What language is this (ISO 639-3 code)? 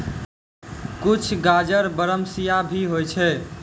mai